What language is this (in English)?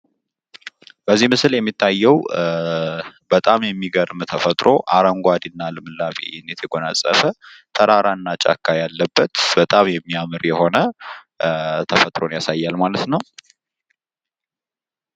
Amharic